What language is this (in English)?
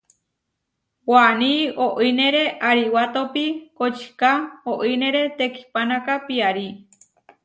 Huarijio